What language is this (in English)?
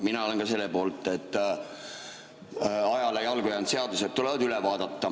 Estonian